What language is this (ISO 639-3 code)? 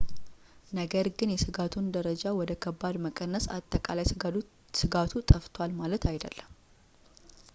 amh